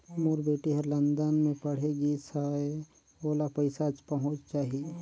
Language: Chhattisgarhi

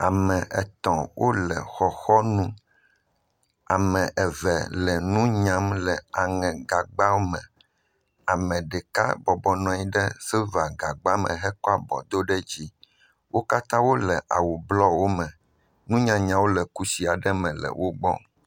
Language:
Ewe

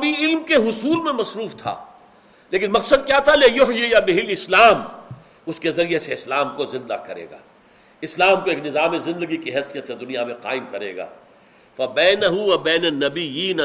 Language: Urdu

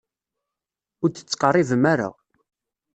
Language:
Kabyle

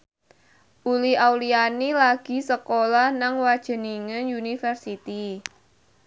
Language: Javanese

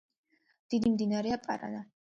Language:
Georgian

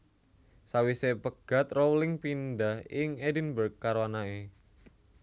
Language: Javanese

